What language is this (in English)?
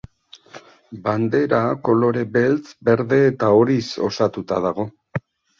Basque